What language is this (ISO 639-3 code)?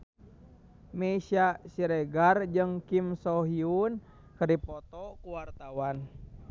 sun